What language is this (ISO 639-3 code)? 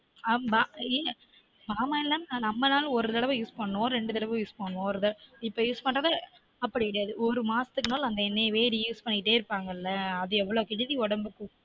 tam